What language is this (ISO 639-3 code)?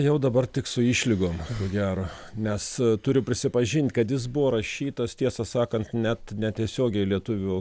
lit